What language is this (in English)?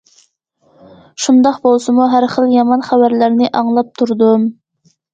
Uyghur